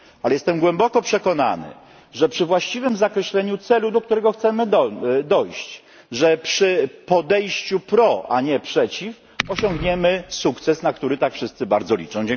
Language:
Polish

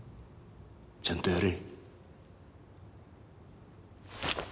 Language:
Japanese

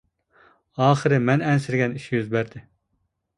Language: Uyghur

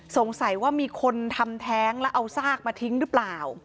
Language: Thai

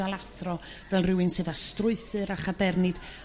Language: Welsh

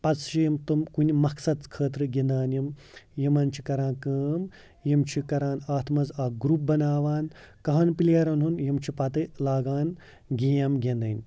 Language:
Kashmiri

